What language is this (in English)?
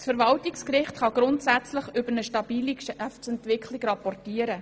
Swiss German